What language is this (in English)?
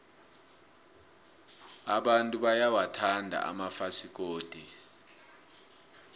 South Ndebele